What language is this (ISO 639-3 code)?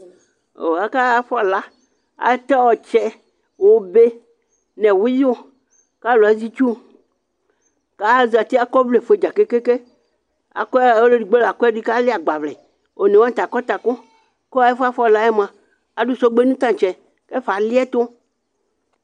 kpo